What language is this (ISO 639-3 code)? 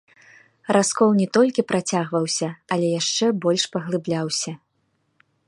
bel